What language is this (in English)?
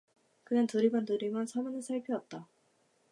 Korean